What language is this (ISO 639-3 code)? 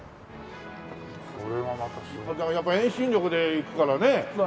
jpn